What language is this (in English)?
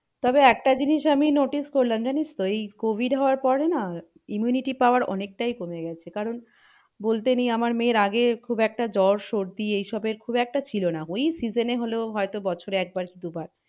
Bangla